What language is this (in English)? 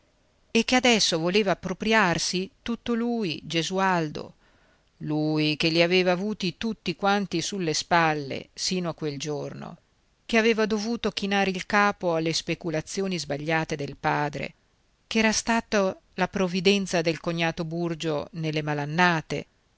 Italian